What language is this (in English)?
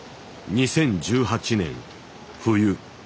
Japanese